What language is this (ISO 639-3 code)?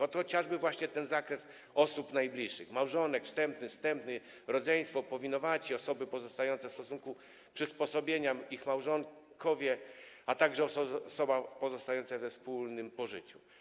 pol